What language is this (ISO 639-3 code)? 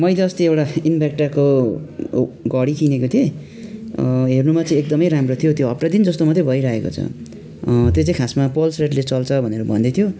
nep